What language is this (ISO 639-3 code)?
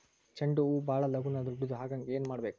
kan